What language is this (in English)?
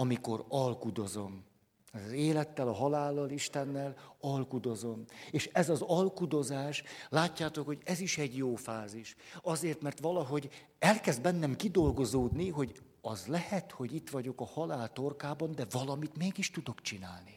Hungarian